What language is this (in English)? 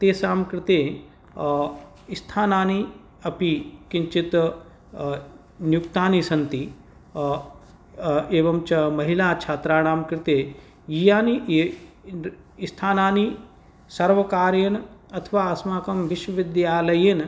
Sanskrit